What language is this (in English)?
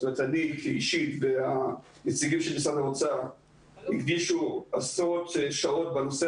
Hebrew